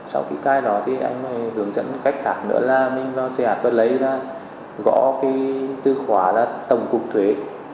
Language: Vietnamese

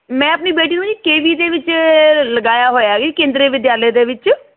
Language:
Punjabi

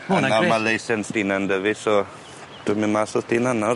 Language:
Welsh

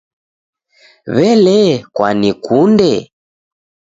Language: Taita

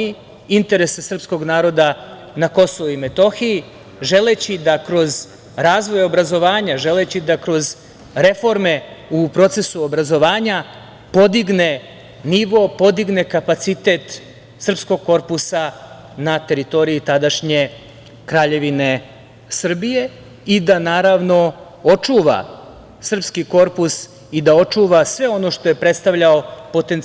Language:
Serbian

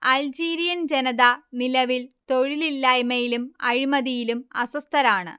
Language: Malayalam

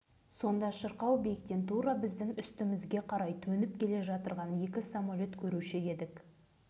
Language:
Kazakh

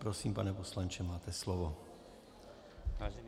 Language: Czech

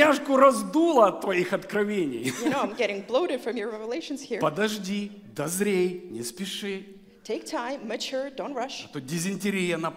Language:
Russian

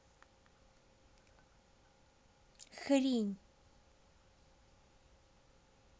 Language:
Russian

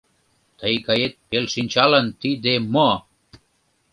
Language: Mari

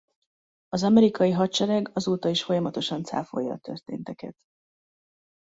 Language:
Hungarian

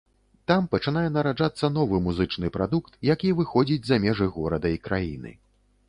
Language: Belarusian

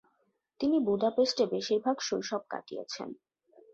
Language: Bangla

